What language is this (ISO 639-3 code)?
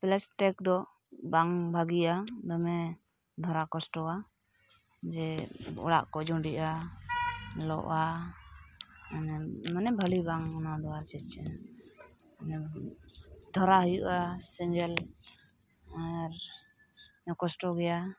sat